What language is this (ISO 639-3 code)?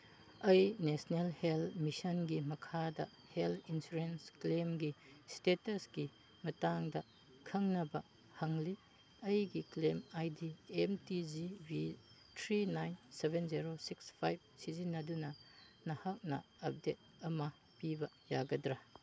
mni